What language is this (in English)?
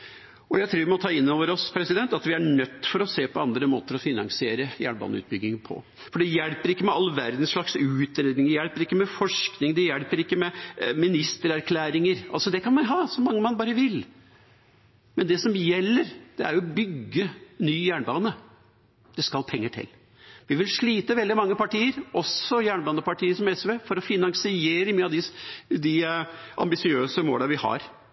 Norwegian Bokmål